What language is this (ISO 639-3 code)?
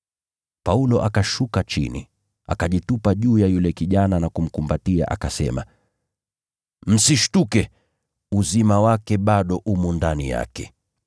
swa